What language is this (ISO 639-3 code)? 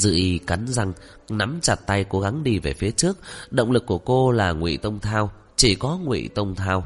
vie